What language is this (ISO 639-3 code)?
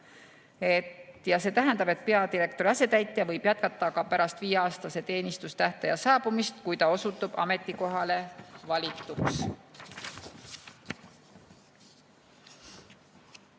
est